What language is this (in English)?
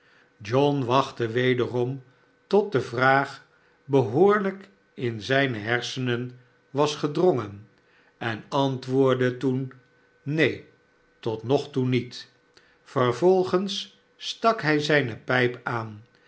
Dutch